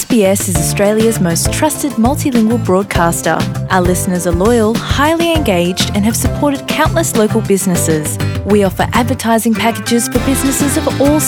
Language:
Bulgarian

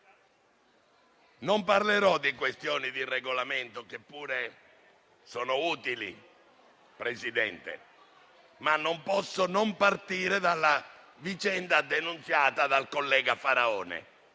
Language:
Italian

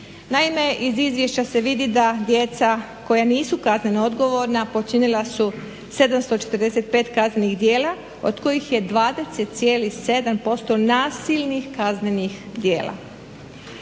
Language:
Croatian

